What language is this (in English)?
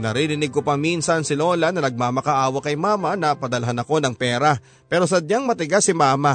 Filipino